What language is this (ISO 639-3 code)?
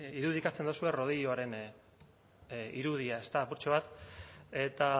eus